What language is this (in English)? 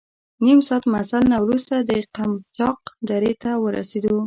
Pashto